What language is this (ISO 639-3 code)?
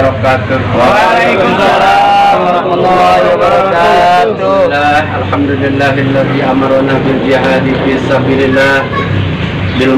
ind